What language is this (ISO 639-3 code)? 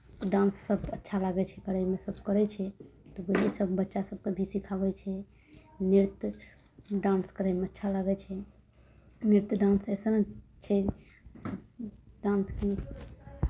mai